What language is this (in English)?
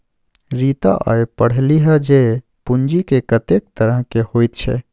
Maithili